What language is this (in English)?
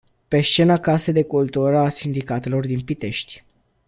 Romanian